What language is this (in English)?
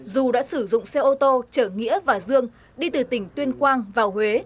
Vietnamese